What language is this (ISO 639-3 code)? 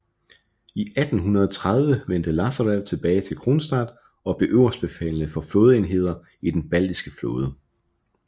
dan